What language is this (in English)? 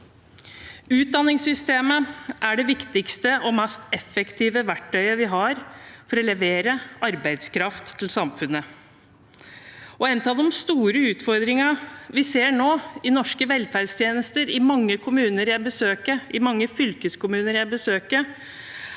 Norwegian